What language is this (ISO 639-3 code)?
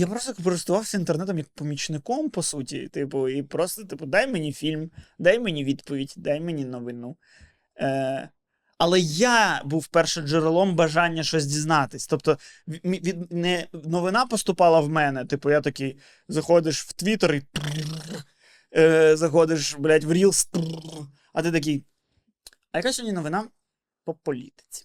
ukr